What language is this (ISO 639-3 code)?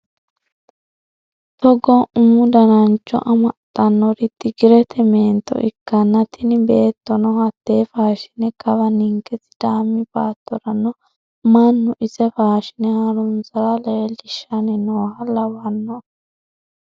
sid